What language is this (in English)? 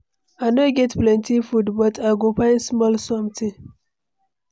Nigerian Pidgin